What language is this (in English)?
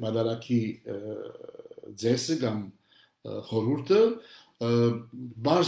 Turkish